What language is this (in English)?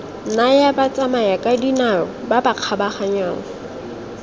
Tswana